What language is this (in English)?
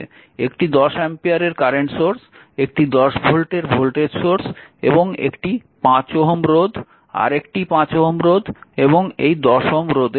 Bangla